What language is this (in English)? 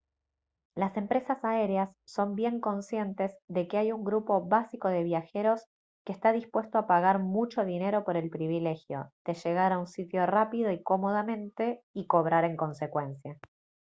Spanish